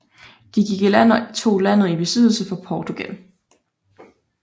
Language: Danish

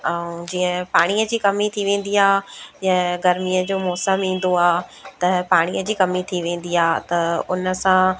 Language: Sindhi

